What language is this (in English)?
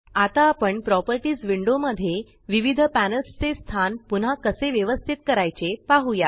Marathi